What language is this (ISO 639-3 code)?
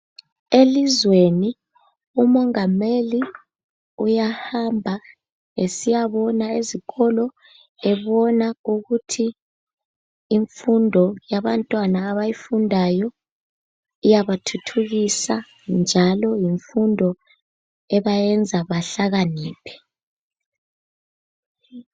nde